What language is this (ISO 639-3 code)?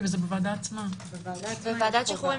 heb